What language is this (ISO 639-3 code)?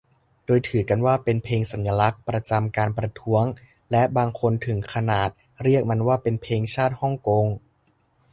tha